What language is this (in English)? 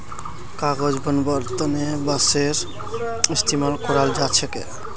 Magahi